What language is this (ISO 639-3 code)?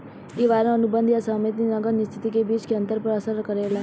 bho